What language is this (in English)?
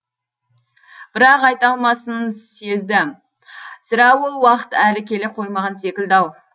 Kazakh